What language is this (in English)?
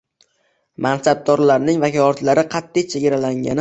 Uzbek